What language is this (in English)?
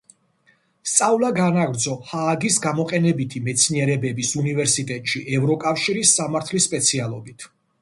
Georgian